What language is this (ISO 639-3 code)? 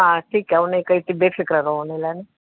snd